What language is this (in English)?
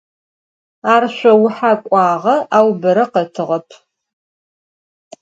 Adyghe